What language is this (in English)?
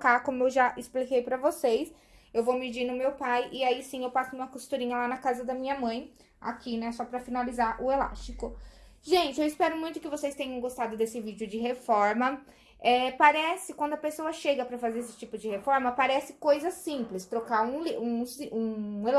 Portuguese